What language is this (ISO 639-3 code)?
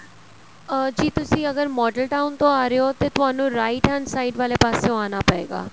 pan